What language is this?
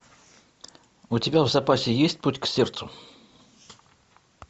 Russian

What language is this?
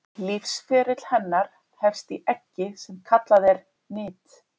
Icelandic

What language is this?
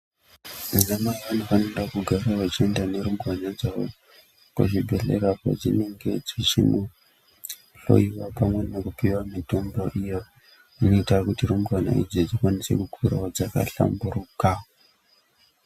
Ndau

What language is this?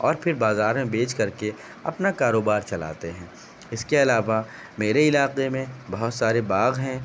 Urdu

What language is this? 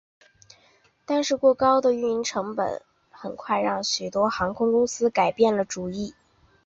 Chinese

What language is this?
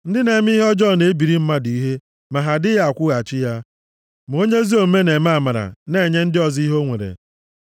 Igbo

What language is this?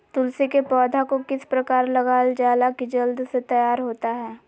Magahi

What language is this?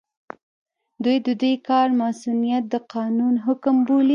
Pashto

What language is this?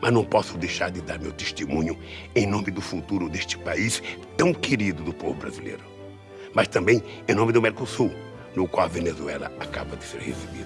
Portuguese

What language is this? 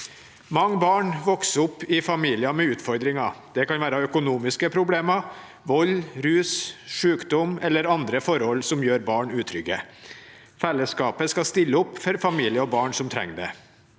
Norwegian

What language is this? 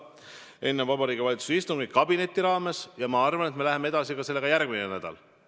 Estonian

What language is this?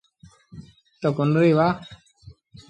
Sindhi Bhil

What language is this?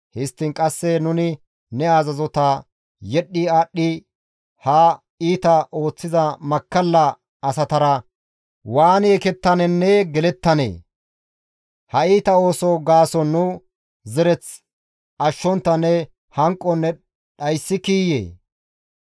Gamo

